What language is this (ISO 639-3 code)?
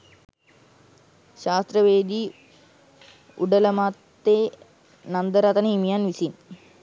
sin